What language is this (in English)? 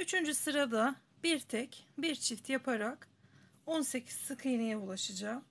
Turkish